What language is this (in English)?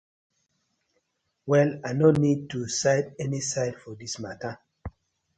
Nigerian Pidgin